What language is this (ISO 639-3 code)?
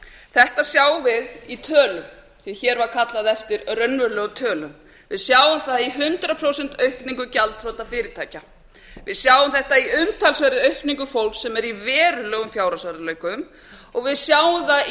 isl